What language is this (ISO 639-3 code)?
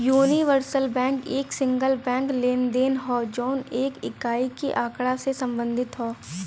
bho